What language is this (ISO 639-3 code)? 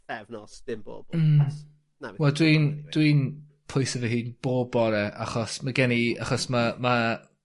cym